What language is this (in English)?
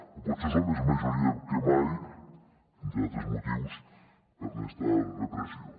Catalan